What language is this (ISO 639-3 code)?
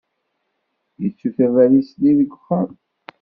kab